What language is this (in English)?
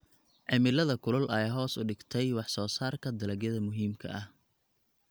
Somali